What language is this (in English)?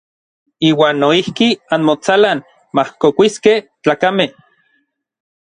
Orizaba Nahuatl